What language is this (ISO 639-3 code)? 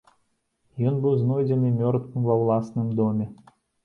bel